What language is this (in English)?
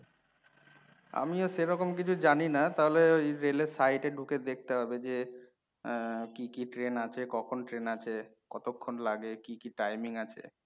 Bangla